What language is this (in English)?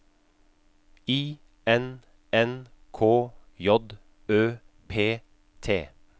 Norwegian